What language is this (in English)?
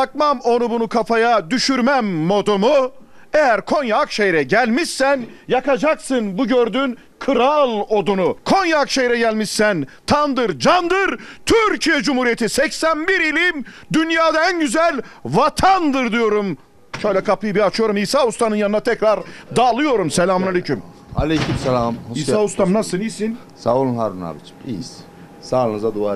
Turkish